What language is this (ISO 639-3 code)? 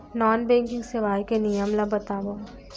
hne